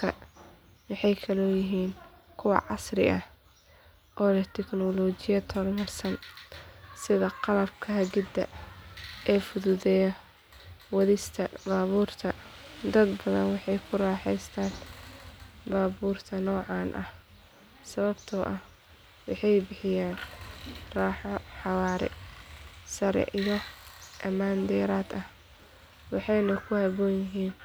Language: Somali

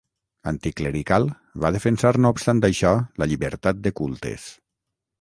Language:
Catalan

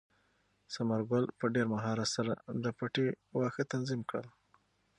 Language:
Pashto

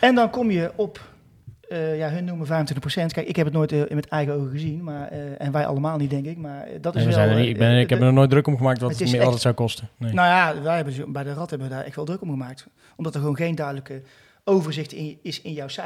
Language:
Dutch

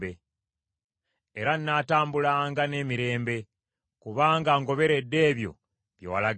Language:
Ganda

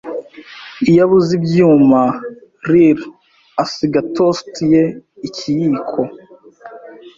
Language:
Kinyarwanda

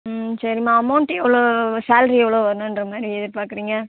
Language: Tamil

